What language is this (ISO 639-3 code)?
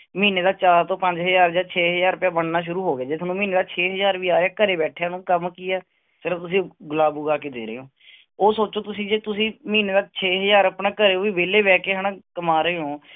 pan